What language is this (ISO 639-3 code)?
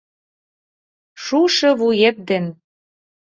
chm